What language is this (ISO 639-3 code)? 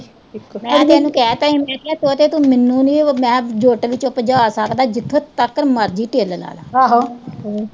pan